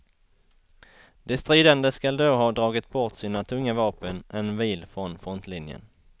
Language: Swedish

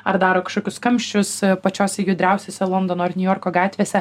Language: Lithuanian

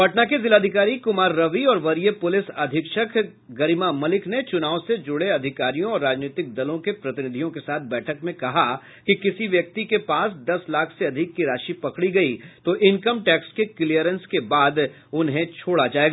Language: Hindi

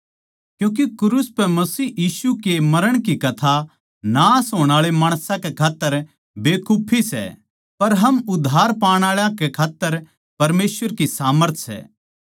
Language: Haryanvi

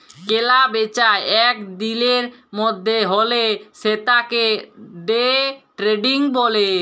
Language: Bangla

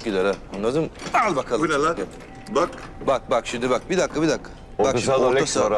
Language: Turkish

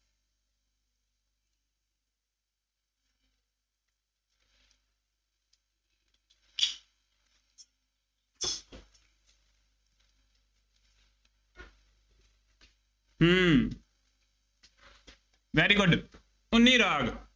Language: Punjabi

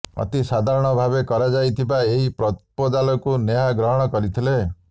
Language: Odia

